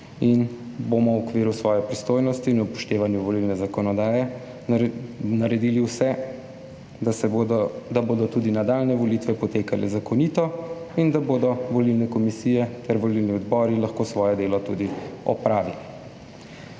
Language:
Slovenian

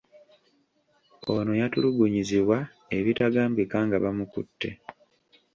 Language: Ganda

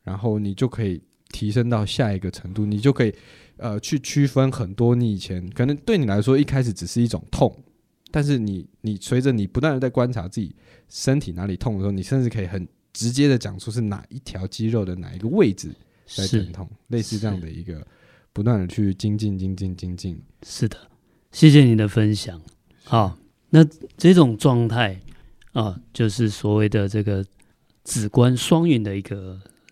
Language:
Chinese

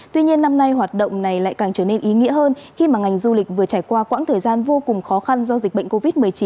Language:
Vietnamese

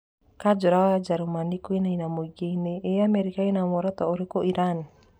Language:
Kikuyu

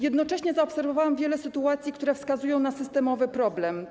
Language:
Polish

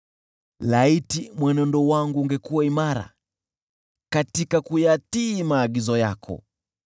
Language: Swahili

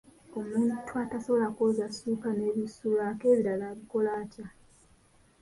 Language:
Ganda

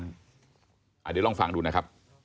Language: Thai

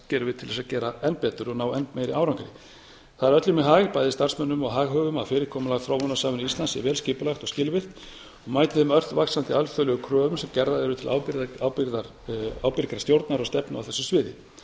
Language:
Icelandic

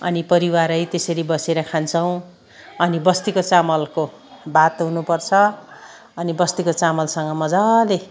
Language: Nepali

